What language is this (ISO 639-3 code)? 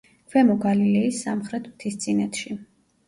kat